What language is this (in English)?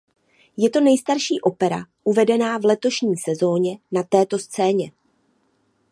Czech